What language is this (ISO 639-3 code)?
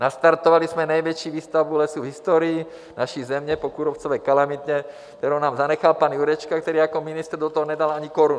ces